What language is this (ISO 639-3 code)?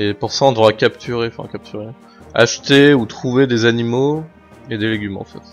fra